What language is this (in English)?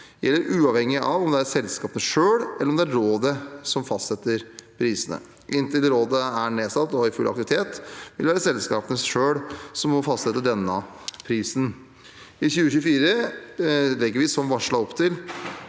Norwegian